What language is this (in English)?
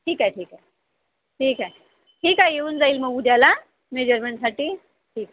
Marathi